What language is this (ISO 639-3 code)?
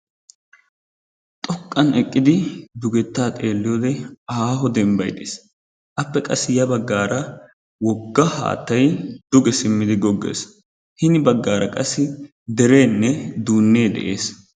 wal